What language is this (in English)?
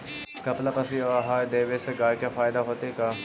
Magahi